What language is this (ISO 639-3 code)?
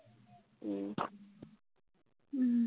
asm